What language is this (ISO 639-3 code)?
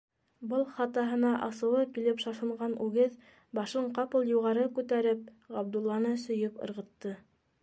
bak